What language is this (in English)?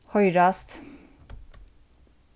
Faroese